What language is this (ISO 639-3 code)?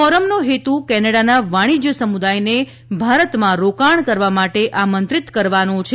guj